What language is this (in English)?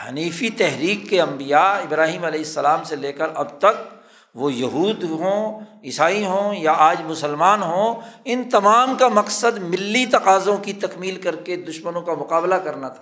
Urdu